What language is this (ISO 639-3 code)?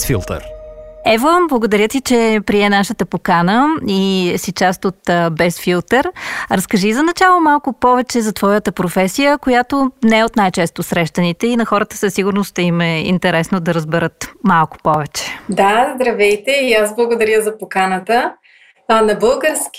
bul